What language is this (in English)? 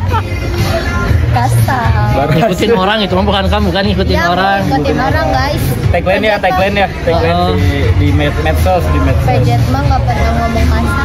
Indonesian